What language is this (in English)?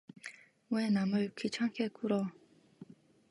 Korean